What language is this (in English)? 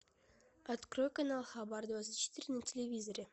Russian